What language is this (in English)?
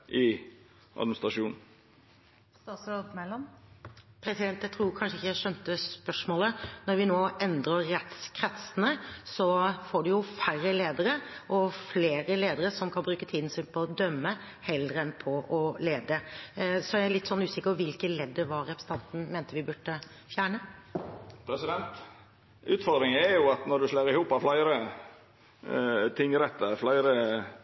Norwegian